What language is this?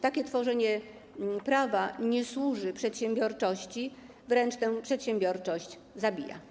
Polish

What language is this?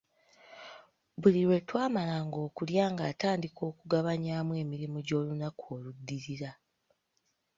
Ganda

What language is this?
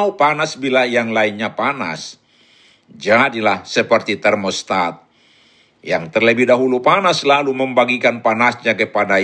Indonesian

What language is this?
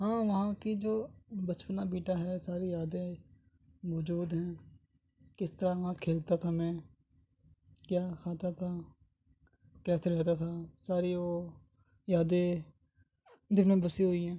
Urdu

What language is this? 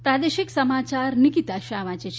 Gujarati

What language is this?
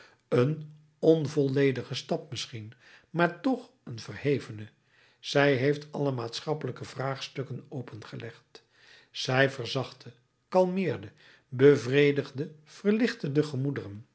Dutch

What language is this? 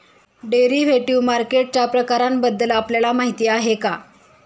Marathi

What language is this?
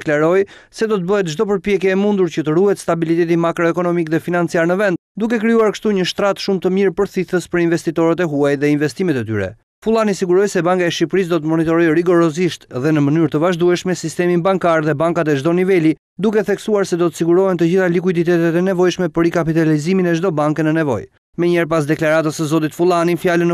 Romanian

